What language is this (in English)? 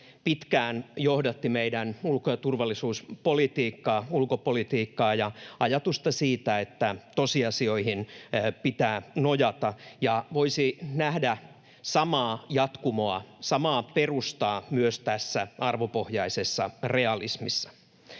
Finnish